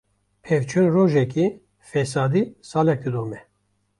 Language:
Kurdish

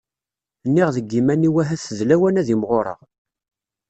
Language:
Kabyle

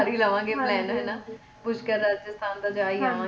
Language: Punjabi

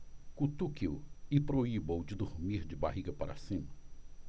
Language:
Portuguese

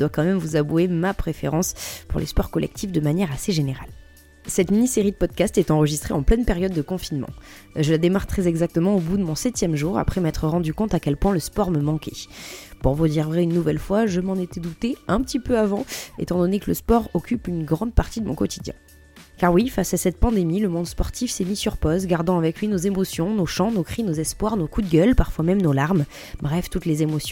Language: French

